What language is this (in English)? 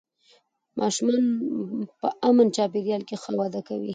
Pashto